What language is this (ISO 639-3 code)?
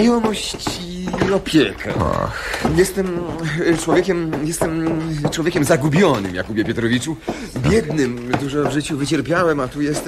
pol